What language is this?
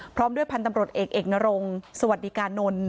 Thai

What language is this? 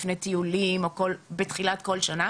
Hebrew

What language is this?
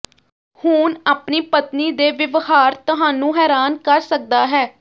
Punjabi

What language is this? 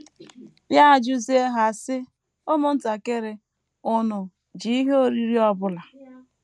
Igbo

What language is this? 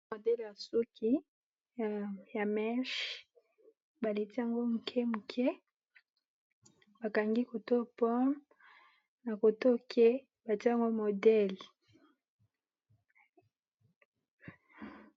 Lingala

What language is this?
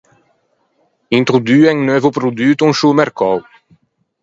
Ligurian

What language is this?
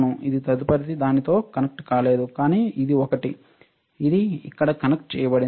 Telugu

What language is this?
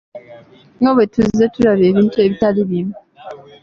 Ganda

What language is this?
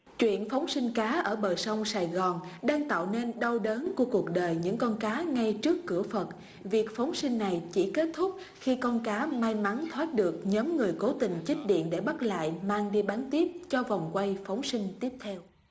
Vietnamese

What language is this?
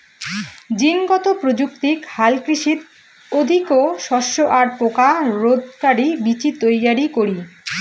Bangla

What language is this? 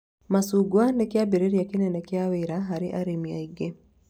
Kikuyu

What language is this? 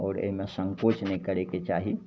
Maithili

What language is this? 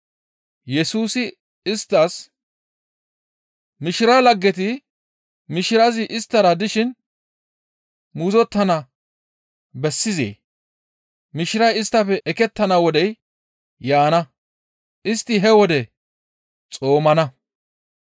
Gamo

